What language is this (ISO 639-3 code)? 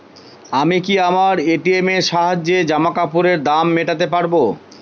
ben